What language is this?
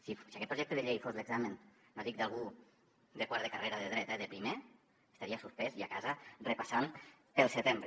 Catalan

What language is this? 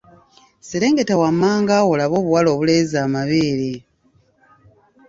Ganda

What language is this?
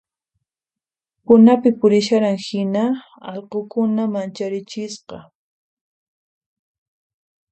Puno Quechua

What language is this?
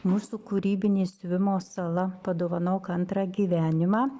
Lithuanian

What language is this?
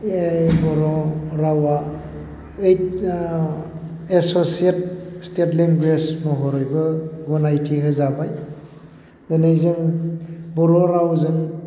Bodo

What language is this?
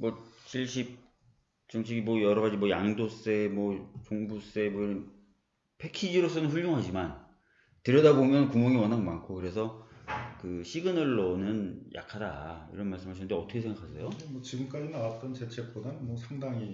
Korean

